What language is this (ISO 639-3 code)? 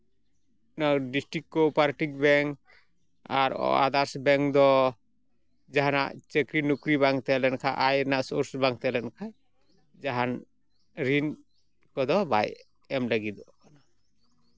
sat